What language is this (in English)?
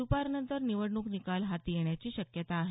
Marathi